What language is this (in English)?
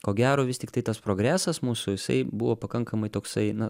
Lithuanian